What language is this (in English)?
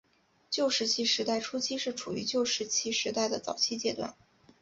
Chinese